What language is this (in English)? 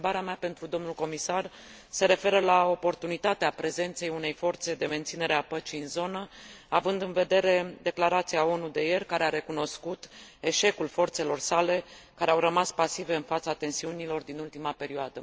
Romanian